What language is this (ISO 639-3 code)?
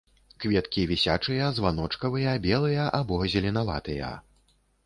bel